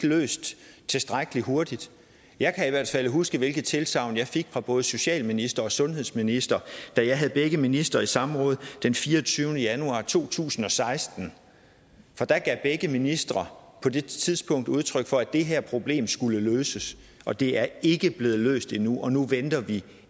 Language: Danish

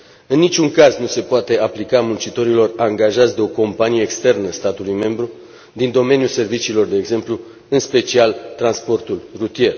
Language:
Romanian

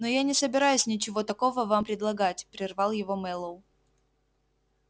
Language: Russian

